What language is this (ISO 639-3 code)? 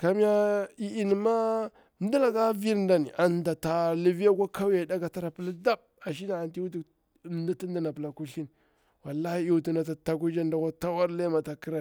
bwr